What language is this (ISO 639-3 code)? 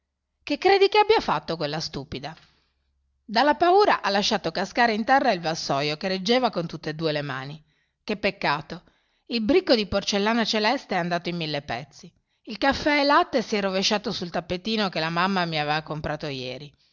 ita